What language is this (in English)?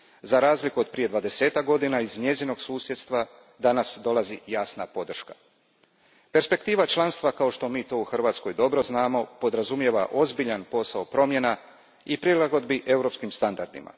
Croatian